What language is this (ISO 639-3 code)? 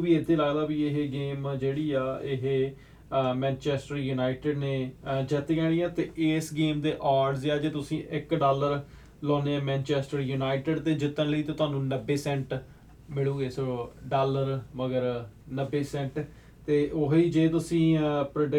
pan